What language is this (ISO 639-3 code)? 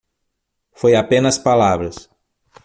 por